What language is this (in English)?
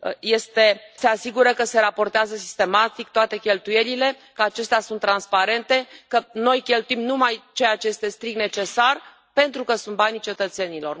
Romanian